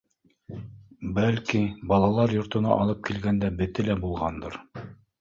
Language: Bashkir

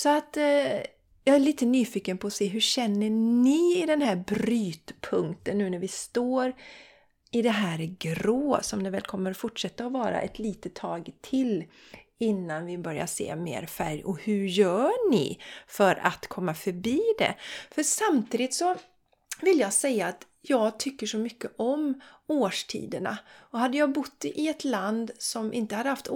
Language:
Swedish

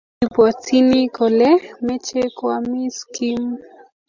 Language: Kalenjin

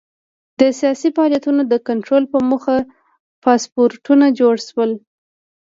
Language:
Pashto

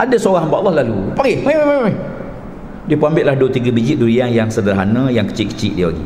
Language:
Malay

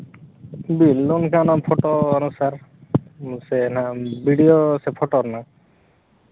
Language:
Santali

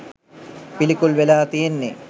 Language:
Sinhala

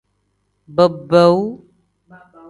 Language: Tem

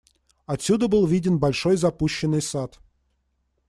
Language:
Russian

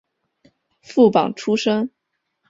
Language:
Chinese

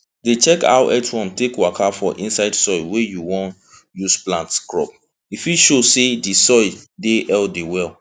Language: Nigerian Pidgin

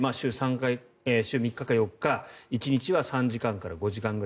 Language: Japanese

